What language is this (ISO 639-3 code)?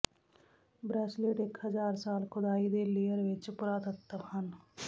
pan